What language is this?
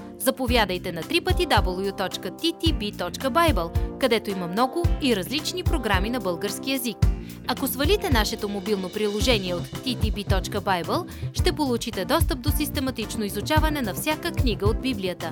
Bulgarian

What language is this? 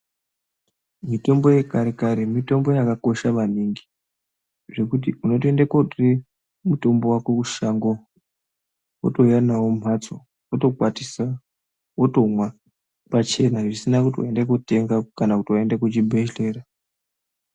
Ndau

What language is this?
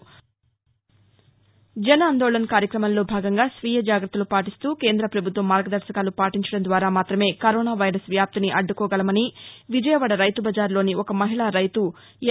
Telugu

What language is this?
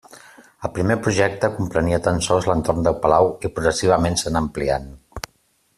Catalan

